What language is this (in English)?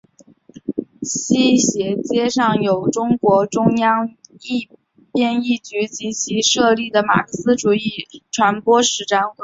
Chinese